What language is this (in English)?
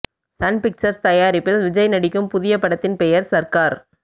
Tamil